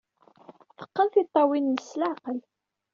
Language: Kabyle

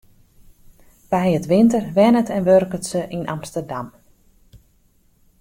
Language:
Western Frisian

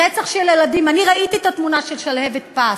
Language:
Hebrew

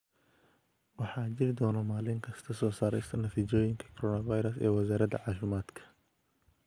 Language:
Somali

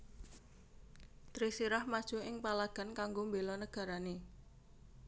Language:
Javanese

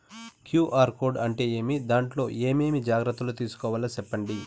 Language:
Telugu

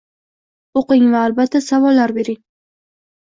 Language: Uzbek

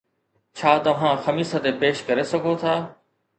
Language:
Sindhi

